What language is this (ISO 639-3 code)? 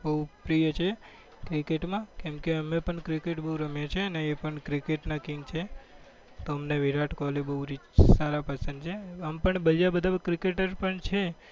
guj